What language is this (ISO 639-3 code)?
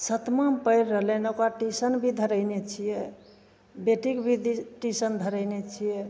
mai